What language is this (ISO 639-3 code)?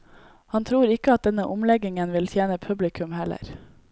nor